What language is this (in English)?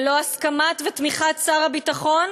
Hebrew